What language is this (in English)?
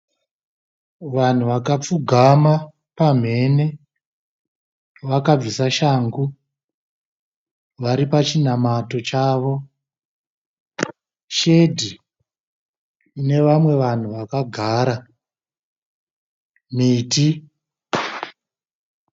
Shona